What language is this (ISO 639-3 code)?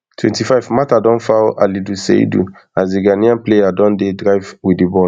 pcm